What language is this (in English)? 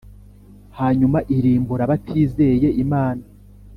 Kinyarwanda